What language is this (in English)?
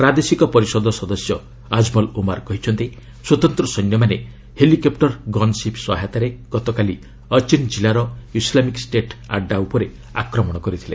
Odia